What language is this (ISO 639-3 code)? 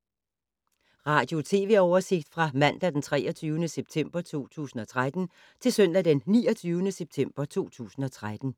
dan